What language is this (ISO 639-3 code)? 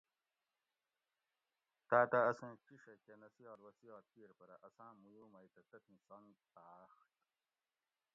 gwc